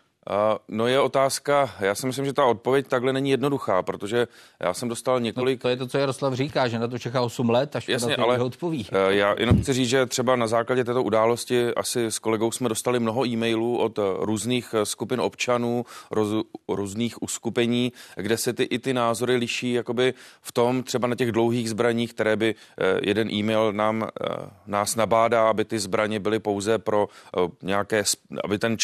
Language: Czech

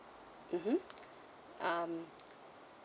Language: English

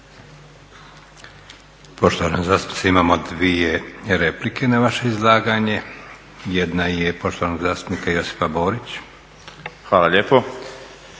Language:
Croatian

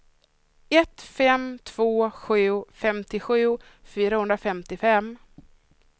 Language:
Swedish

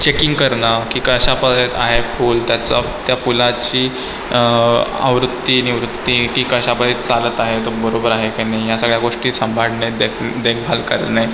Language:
Marathi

